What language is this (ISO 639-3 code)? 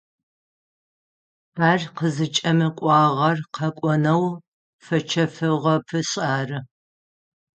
ady